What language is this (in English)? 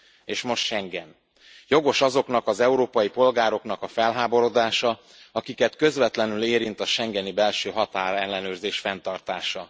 Hungarian